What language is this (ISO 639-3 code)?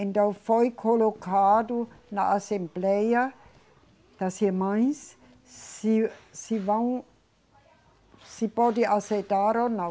por